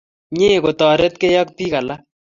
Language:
Kalenjin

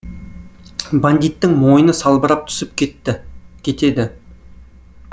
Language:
Kazakh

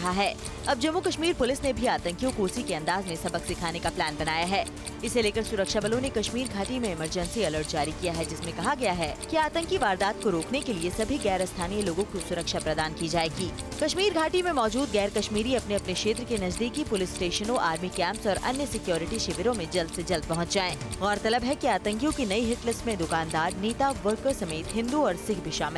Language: Hindi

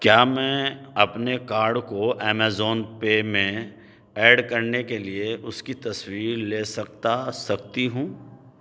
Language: Urdu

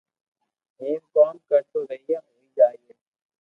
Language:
Loarki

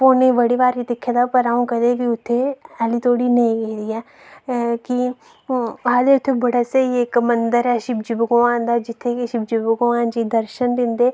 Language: Dogri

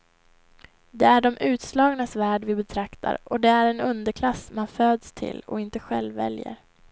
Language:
Swedish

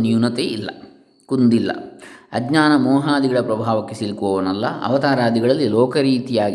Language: Kannada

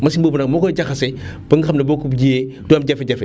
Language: Wolof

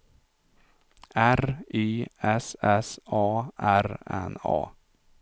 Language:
Swedish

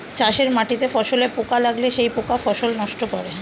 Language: Bangla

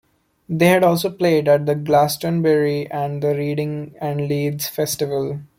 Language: English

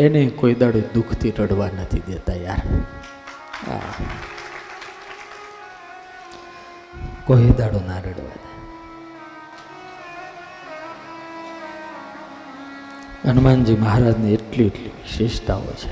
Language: Gujarati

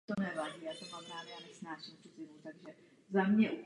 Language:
Czech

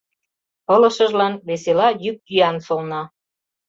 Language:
Mari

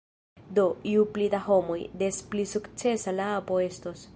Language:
Esperanto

